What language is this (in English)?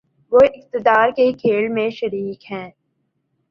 Urdu